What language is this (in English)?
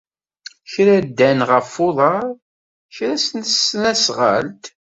Kabyle